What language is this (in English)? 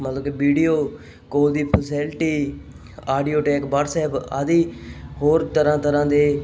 Punjabi